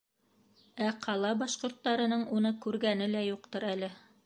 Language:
Bashkir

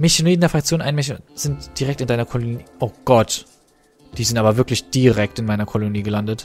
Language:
German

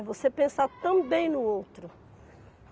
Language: Portuguese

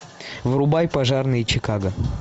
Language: Russian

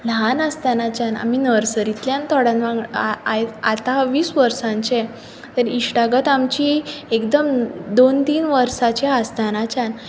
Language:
Konkani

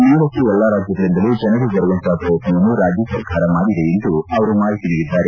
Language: Kannada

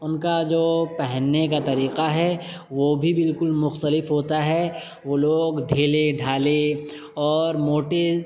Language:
Urdu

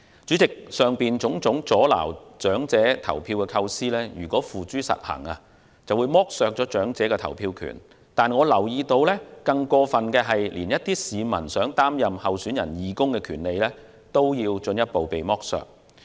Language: Cantonese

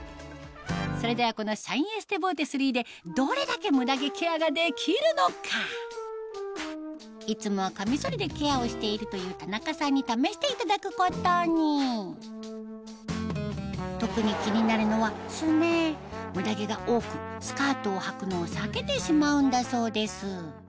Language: Japanese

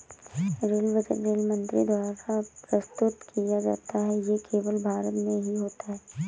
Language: Hindi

